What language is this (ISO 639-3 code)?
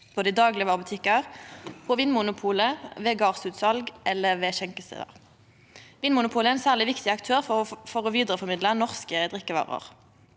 nor